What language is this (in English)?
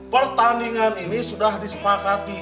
Indonesian